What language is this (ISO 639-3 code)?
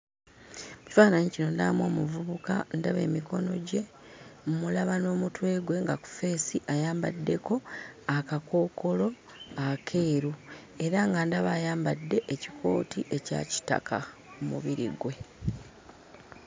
lug